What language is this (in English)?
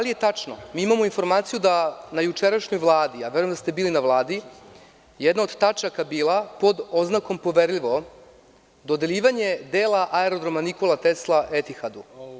Serbian